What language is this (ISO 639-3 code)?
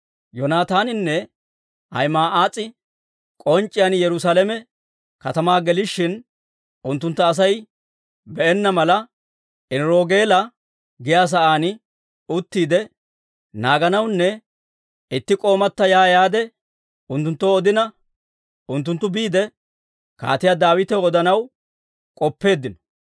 dwr